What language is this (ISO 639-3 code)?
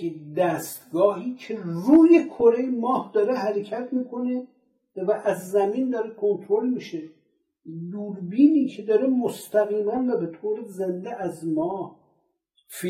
fas